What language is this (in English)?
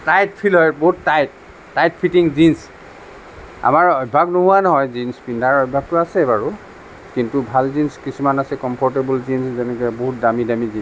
Assamese